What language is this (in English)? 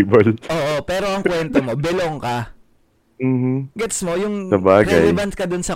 Filipino